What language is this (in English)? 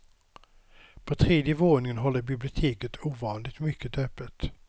Swedish